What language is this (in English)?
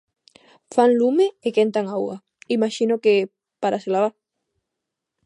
Galician